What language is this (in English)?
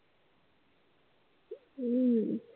Marathi